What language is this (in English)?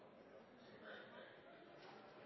Norwegian Nynorsk